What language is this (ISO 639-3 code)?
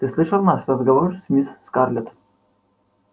rus